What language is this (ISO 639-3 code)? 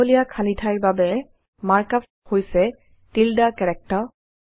asm